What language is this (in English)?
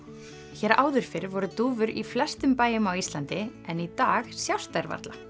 Icelandic